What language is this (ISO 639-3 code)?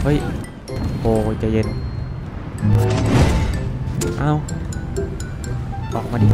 tha